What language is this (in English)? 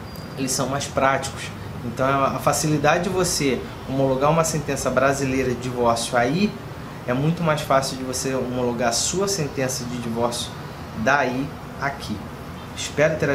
Portuguese